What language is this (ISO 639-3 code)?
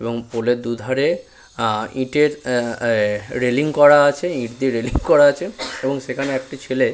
ben